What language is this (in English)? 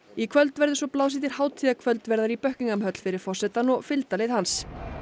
Icelandic